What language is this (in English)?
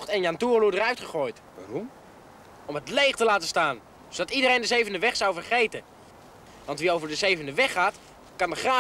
Dutch